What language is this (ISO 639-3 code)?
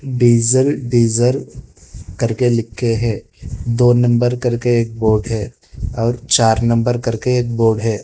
hin